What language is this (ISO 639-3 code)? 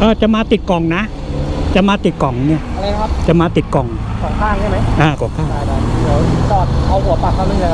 tha